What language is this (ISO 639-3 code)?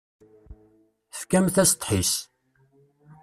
kab